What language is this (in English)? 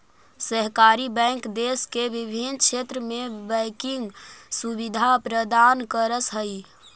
Magahi